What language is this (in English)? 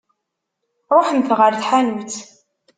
Kabyle